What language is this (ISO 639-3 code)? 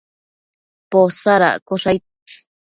mcf